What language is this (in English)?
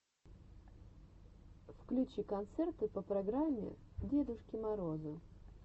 Russian